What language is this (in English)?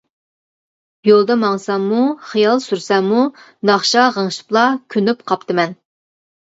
Uyghur